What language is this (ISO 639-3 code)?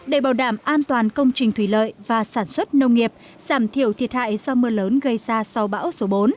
vie